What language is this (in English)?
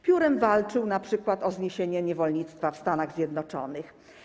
Polish